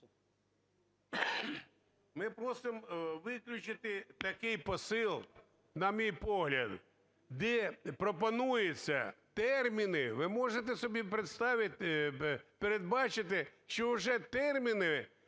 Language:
Ukrainian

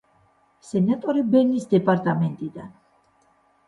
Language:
Georgian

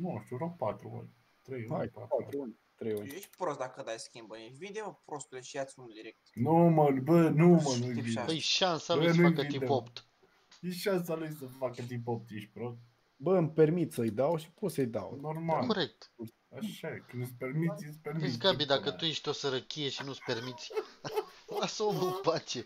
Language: Romanian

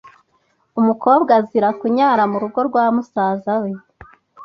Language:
Kinyarwanda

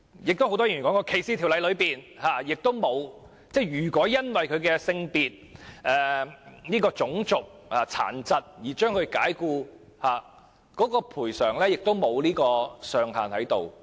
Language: Cantonese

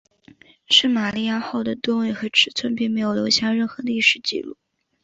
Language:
Chinese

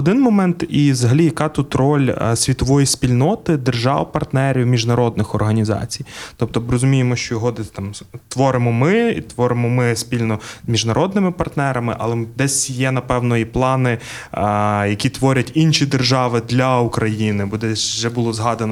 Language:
Ukrainian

